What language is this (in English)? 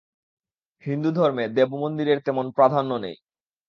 Bangla